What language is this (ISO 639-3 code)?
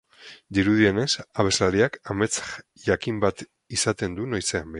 eus